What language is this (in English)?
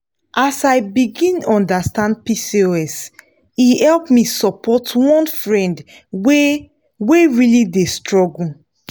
Nigerian Pidgin